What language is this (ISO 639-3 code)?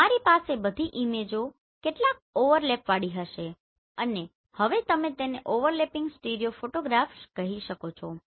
guj